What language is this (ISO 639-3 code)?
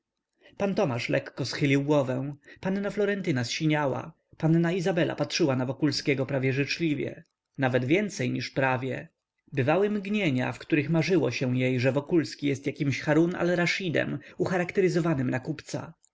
pol